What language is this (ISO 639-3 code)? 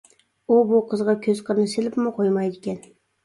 uig